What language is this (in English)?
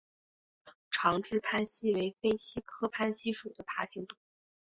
Chinese